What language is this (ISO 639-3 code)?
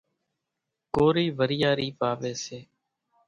gjk